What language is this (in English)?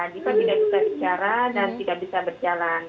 Indonesian